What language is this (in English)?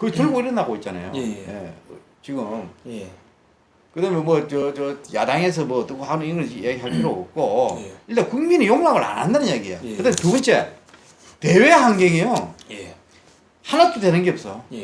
Korean